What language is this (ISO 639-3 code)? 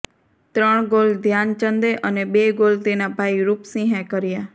guj